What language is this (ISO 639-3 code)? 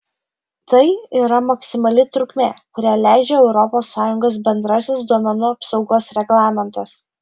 lit